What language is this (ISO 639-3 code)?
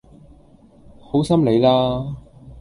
yue